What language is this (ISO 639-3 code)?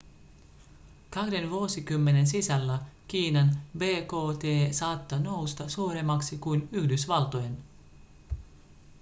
fin